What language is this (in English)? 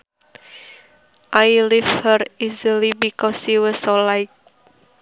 Sundanese